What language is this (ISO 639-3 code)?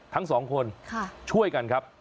tha